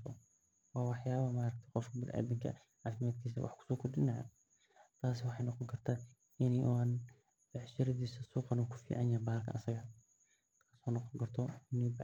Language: Somali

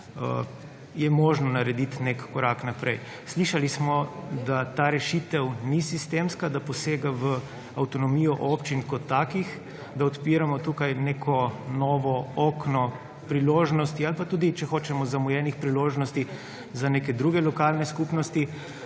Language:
Slovenian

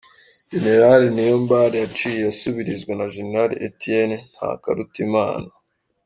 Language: Kinyarwanda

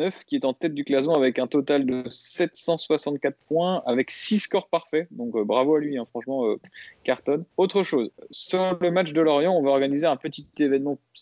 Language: French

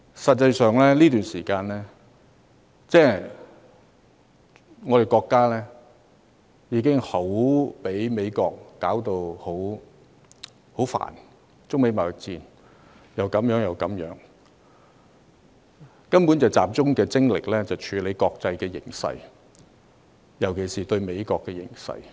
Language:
Cantonese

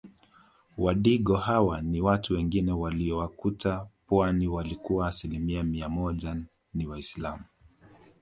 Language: Swahili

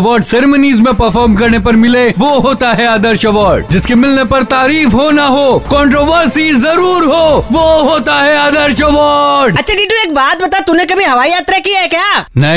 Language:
Hindi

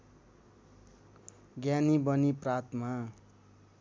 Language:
Nepali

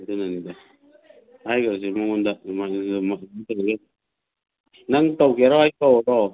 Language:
Manipuri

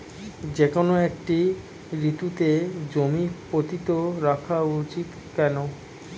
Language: Bangla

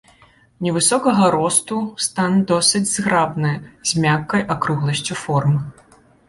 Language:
Belarusian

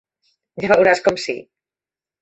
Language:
Catalan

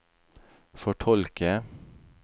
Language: Norwegian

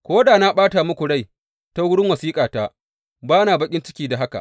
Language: Hausa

